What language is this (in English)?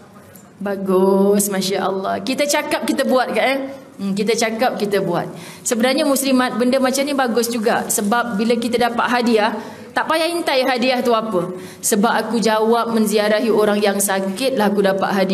Malay